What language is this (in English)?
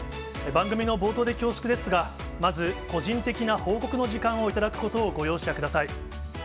Japanese